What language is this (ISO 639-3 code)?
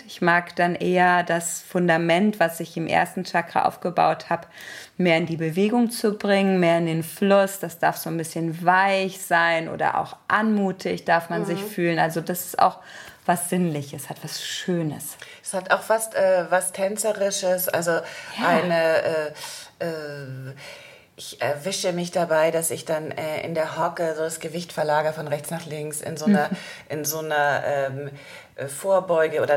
deu